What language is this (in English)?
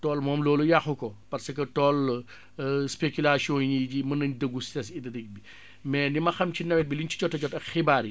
Wolof